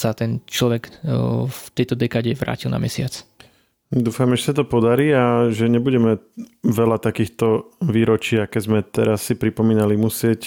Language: Slovak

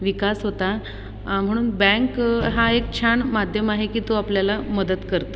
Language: Marathi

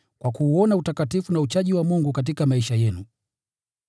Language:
Swahili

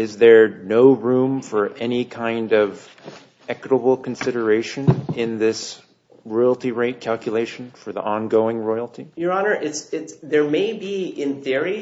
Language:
English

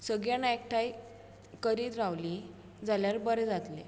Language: Konkani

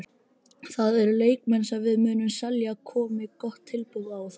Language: Icelandic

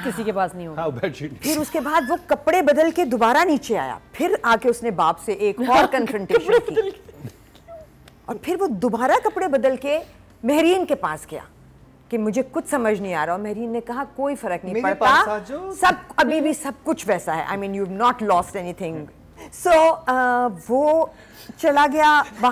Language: Hindi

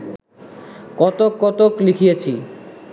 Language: Bangla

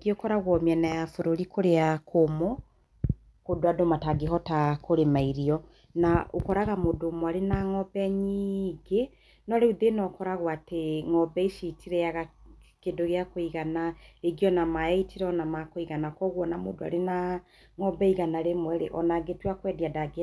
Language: Kikuyu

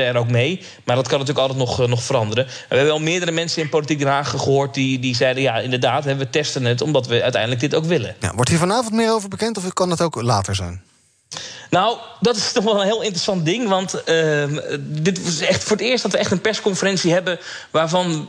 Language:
Dutch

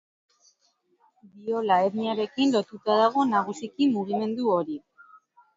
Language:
Basque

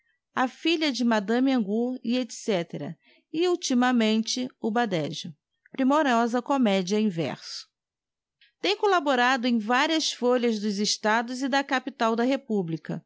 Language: Portuguese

